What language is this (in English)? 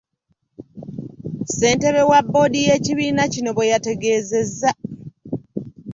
Ganda